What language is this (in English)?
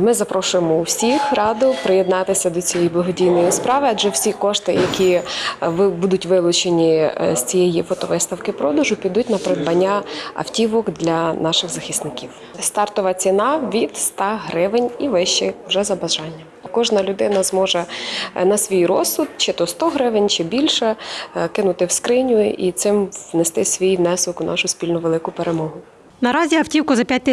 Ukrainian